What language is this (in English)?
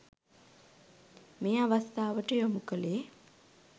Sinhala